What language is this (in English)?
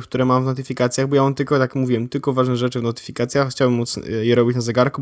Polish